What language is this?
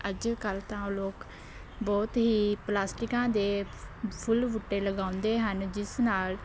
Punjabi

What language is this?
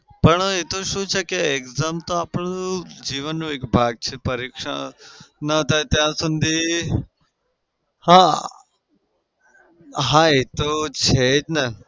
Gujarati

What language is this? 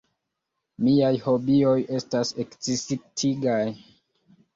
Esperanto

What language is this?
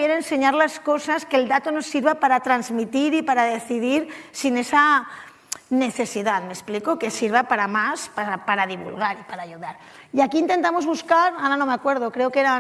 Spanish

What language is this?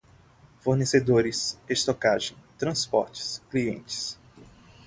Portuguese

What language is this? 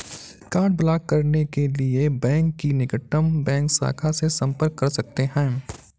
Hindi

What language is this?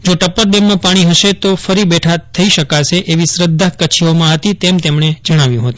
Gujarati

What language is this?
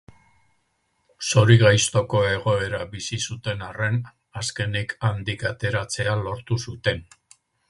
Basque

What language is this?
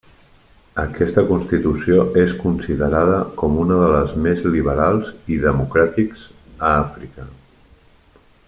Catalan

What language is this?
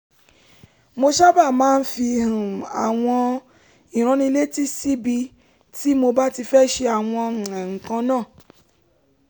Yoruba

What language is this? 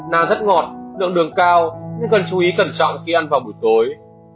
Vietnamese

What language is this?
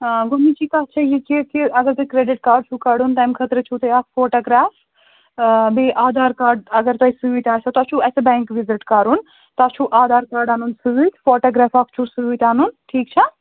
Kashmiri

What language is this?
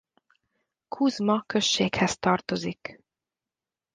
Hungarian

